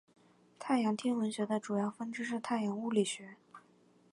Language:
Chinese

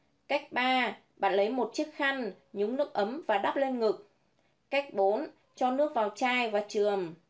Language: Vietnamese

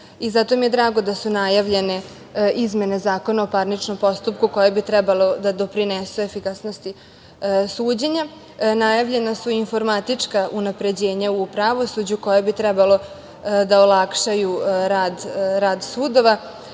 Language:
Serbian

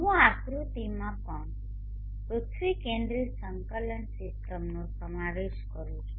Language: Gujarati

